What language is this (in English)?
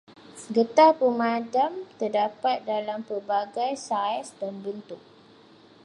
Malay